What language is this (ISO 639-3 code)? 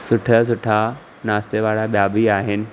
snd